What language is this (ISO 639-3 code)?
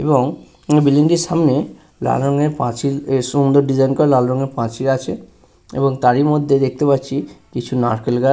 ben